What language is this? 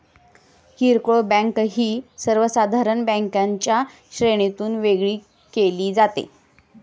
Marathi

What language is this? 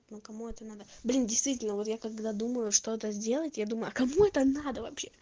Russian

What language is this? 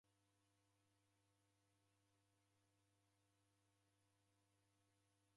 Taita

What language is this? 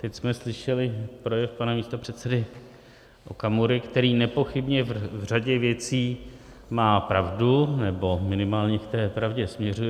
Czech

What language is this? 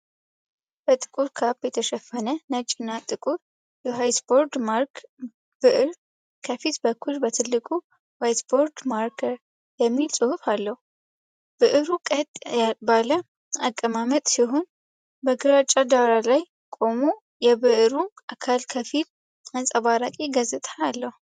Amharic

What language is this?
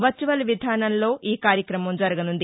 Telugu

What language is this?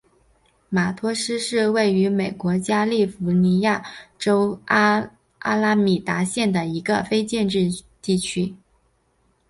Chinese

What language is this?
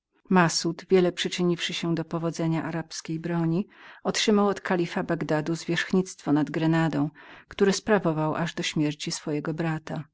Polish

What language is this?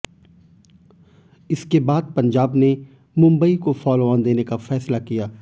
Hindi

